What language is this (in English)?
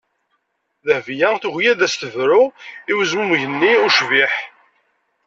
Kabyle